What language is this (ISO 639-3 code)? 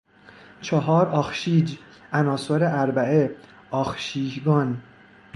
fas